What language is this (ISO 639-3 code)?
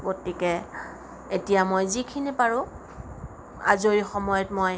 asm